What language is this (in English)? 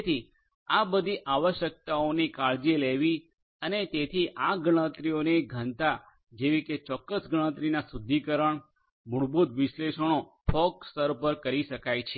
Gujarati